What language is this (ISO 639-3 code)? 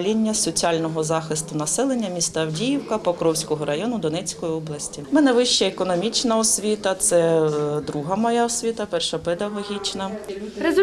ukr